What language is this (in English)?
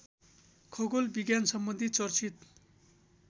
Nepali